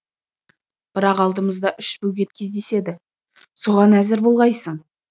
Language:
Kazakh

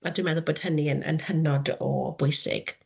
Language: Welsh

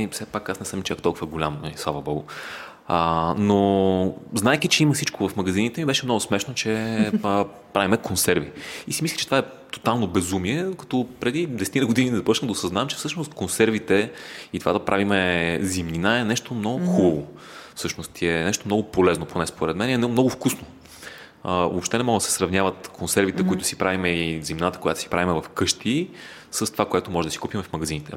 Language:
Bulgarian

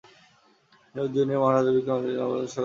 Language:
Bangla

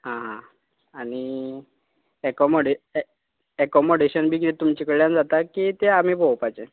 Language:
Konkani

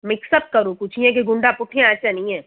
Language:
Sindhi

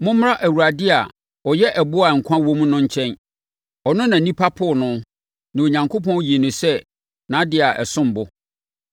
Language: Akan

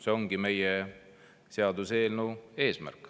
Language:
Estonian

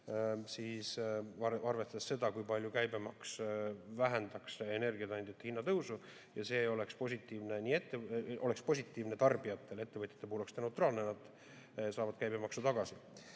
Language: Estonian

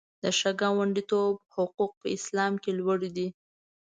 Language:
Pashto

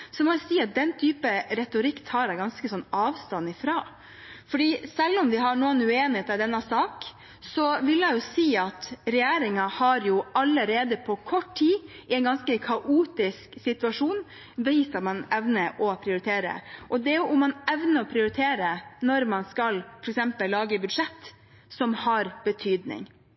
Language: Norwegian Bokmål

